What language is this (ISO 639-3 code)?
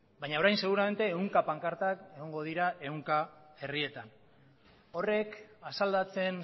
eus